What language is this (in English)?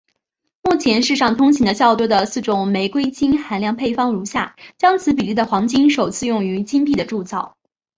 Chinese